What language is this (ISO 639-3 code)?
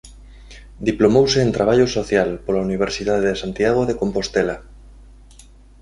glg